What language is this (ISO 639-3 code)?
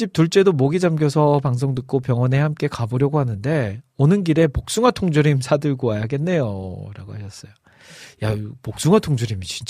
kor